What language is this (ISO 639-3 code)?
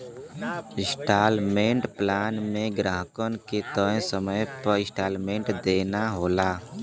bho